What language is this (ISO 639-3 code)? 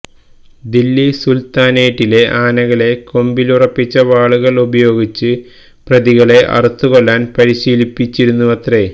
mal